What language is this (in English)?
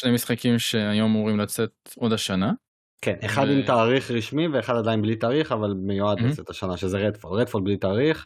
Hebrew